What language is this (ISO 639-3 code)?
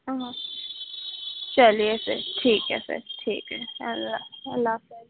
urd